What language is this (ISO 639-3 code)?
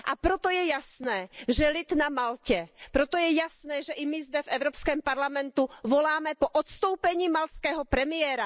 ces